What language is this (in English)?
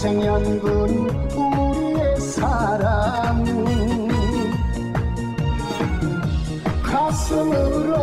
Korean